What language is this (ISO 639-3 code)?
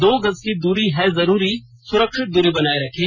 hin